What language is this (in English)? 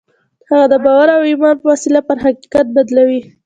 Pashto